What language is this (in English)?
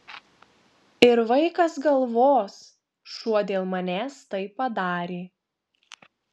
Lithuanian